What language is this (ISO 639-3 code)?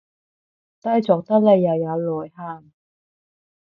yue